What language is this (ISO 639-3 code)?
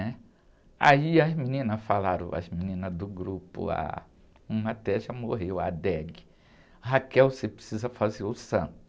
por